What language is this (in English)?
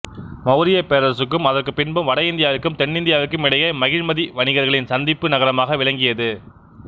Tamil